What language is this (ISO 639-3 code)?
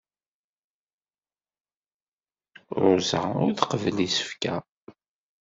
kab